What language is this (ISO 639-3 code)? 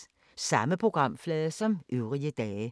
dan